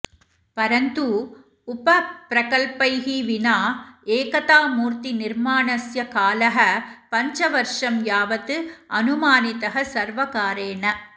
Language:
Sanskrit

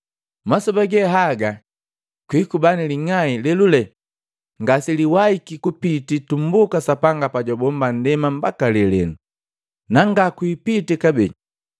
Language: Matengo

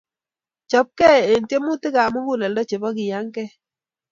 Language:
Kalenjin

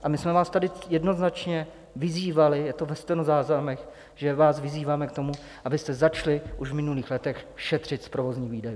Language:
Czech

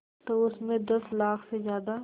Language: Hindi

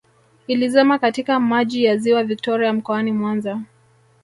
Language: Swahili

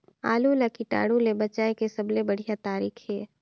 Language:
Chhattisgarhi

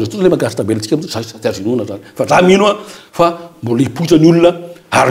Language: Romanian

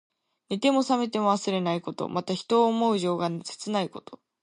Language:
Japanese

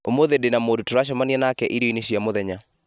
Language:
Kikuyu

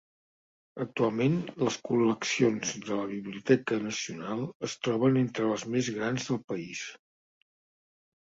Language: Catalan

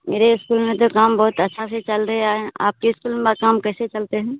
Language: Hindi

